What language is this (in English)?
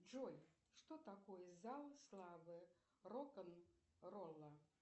Russian